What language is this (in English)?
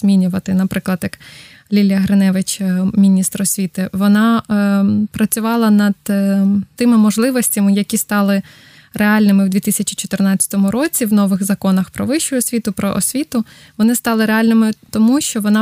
Ukrainian